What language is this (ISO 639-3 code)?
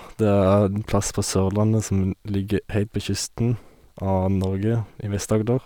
nor